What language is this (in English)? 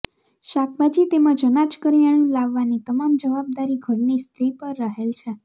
Gujarati